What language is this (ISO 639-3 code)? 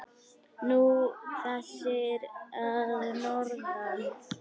isl